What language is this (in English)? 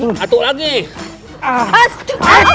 Indonesian